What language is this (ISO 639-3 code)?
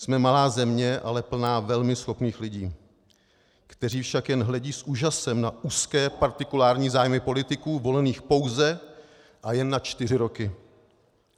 ces